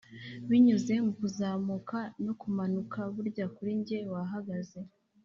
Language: Kinyarwanda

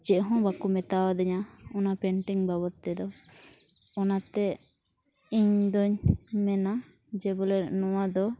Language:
Santali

